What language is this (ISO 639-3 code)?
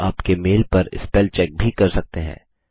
hin